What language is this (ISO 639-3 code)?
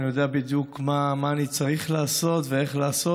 heb